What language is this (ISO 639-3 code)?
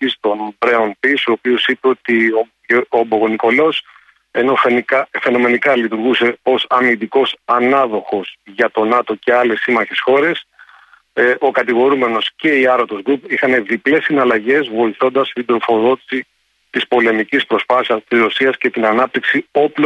ell